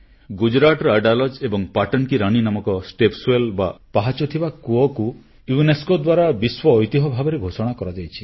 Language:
Odia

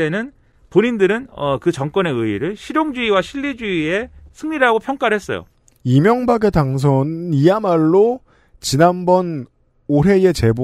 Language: Korean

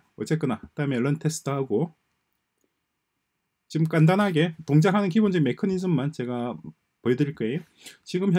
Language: Korean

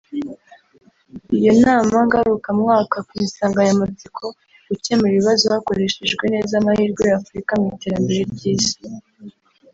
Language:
Kinyarwanda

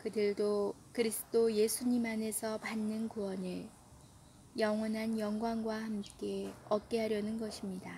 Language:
Korean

